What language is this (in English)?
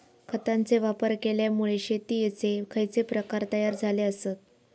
Marathi